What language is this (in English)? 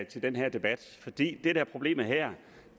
Danish